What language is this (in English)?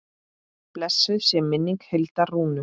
Icelandic